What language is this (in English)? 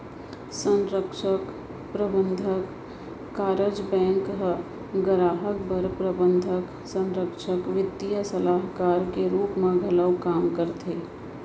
Chhattisgarhi